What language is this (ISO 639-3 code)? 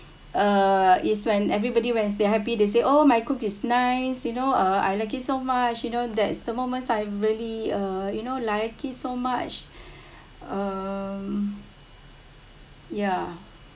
eng